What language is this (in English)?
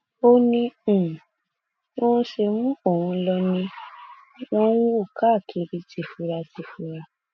Yoruba